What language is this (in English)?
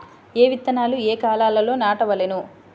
Telugu